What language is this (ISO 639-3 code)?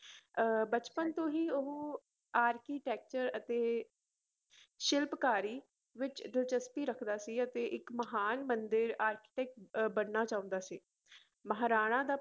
pan